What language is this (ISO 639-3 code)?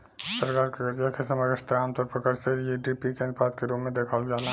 bho